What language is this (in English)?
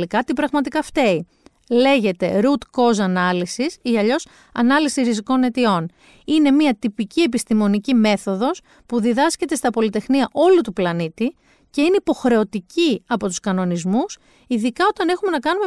Greek